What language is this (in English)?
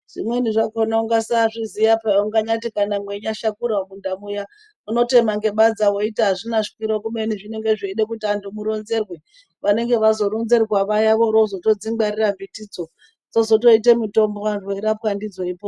Ndau